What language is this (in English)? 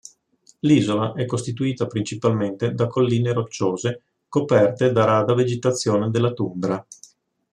Italian